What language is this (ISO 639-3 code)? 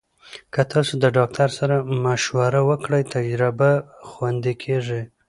pus